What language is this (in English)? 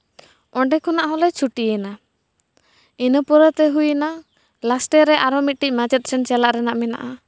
Santali